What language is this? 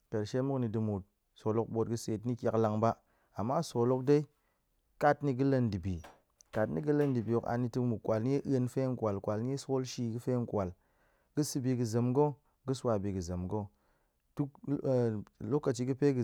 Goemai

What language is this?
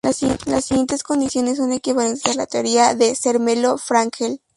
Spanish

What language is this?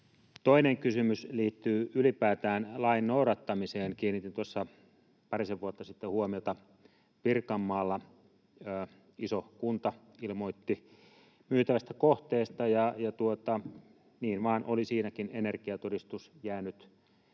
Finnish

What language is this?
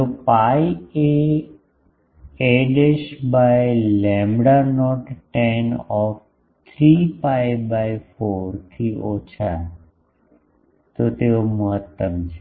Gujarati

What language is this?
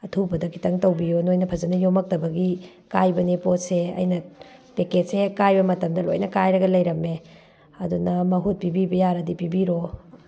Manipuri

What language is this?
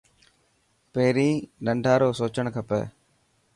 Dhatki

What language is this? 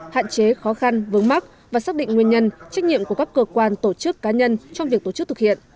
Vietnamese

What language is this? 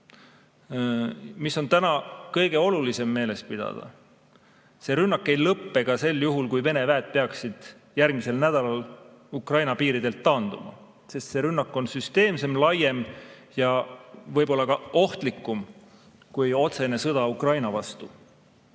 Estonian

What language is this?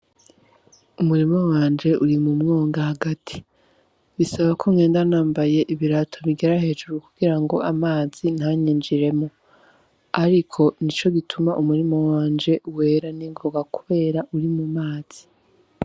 Rundi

